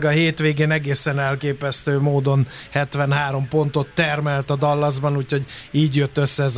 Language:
Hungarian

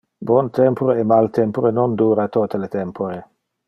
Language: Interlingua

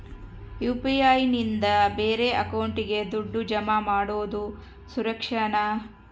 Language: Kannada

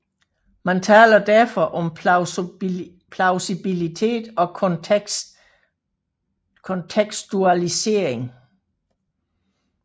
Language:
Danish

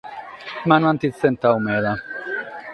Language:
Sardinian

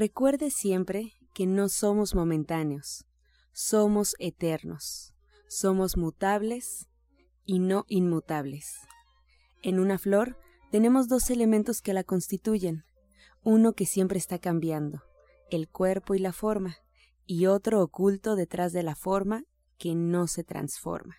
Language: Spanish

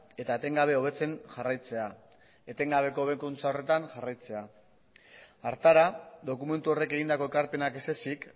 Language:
Basque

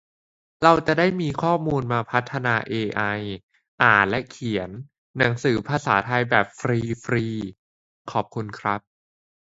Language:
Thai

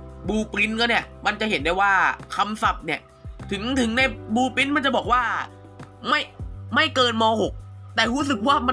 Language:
Thai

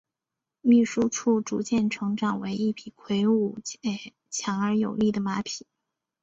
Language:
Chinese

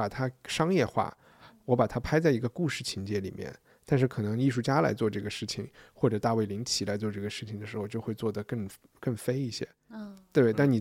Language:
Chinese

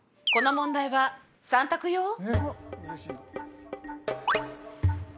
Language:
Japanese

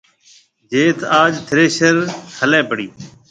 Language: Marwari (Pakistan)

